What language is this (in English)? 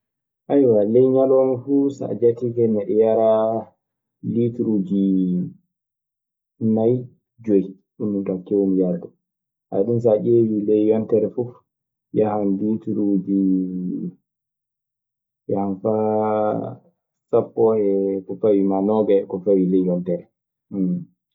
Maasina Fulfulde